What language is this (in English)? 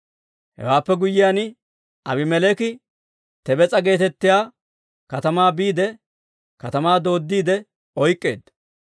Dawro